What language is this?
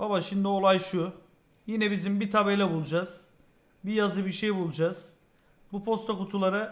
Turkish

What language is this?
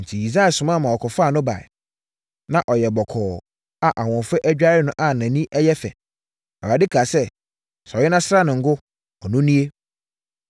Akan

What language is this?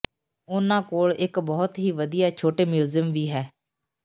Punjabi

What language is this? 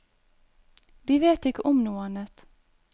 Norwegian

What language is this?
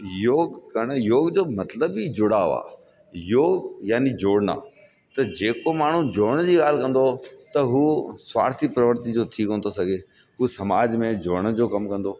Sindhi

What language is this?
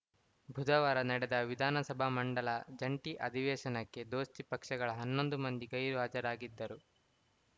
Kannada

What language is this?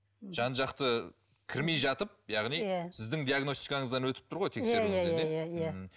Kazakh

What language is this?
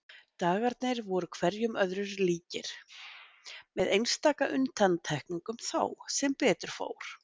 Icelandic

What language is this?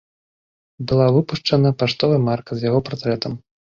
Belarusian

